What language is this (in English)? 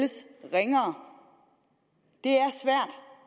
Danish